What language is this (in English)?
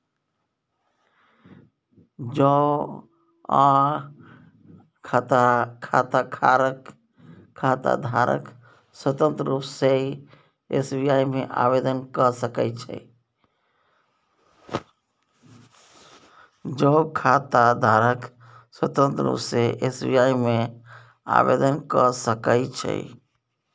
Maithili